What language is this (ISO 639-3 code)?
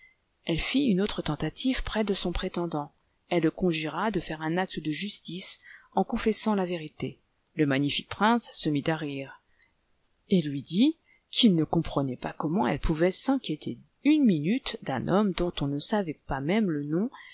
fra